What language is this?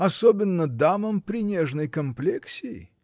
Russian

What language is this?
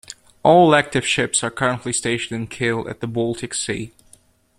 English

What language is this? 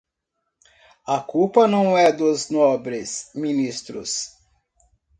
Portuguese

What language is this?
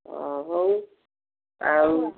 Odia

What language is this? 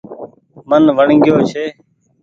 Goaria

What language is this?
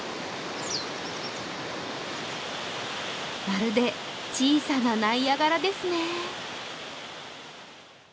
Japanese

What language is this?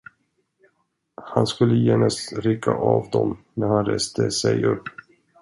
Swedish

